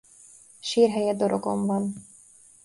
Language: Hungarian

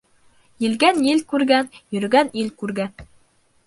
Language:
Bashkir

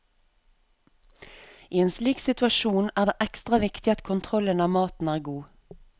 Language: Norwegian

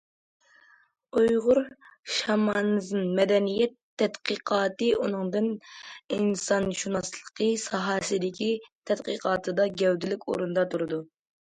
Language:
Uyghur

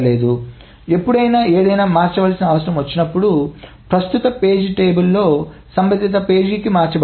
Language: Telugu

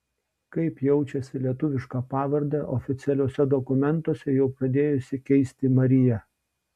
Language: Lithuanian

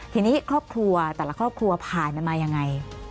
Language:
Thai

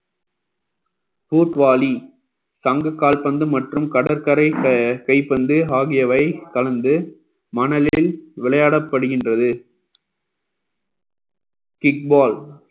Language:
Tamil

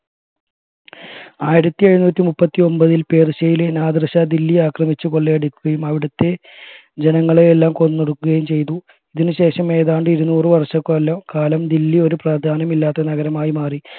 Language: Malayalam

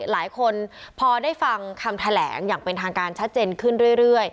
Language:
Thai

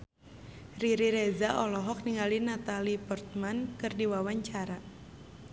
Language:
Sundanese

